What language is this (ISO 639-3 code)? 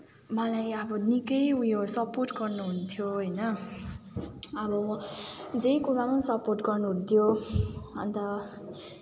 nep